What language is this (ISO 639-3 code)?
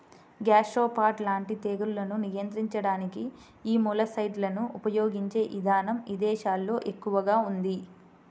tel